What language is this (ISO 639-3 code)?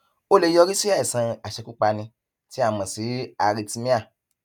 yor